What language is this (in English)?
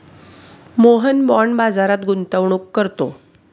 Marathi